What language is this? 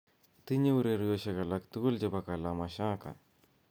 Kalenjin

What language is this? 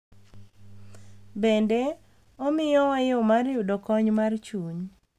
Luo (Kenya and Tanzania)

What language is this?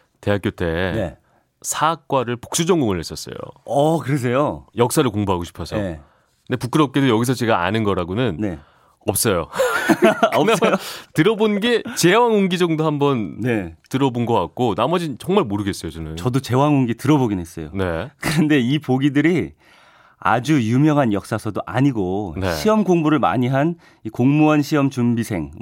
Korean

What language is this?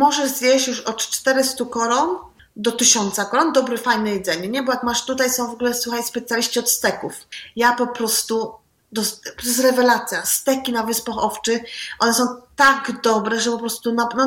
Polish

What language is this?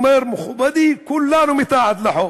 Hebrew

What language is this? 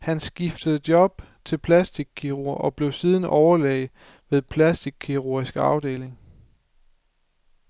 Danish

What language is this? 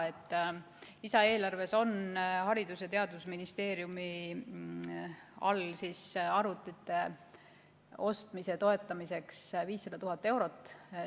Estonian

